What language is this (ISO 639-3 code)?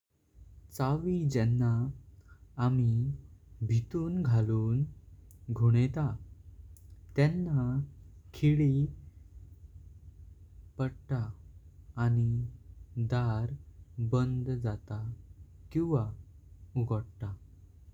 kok